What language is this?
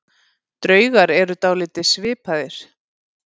Icelandic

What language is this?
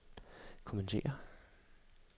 Danish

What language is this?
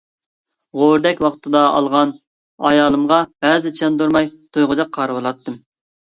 Uyghur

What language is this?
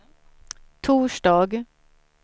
Swedish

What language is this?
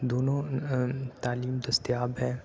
Urdu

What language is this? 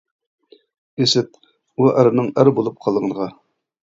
Uyghur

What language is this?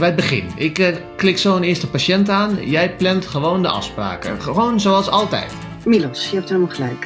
Dutch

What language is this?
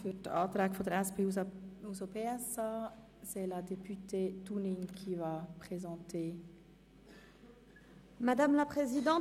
Swiss German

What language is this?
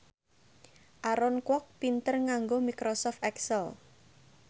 Javanese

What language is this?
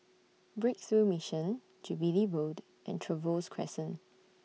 English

